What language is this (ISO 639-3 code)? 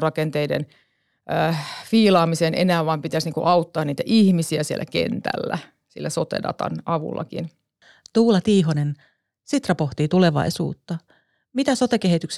fin